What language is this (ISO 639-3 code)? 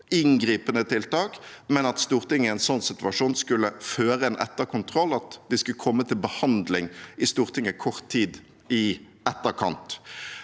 nor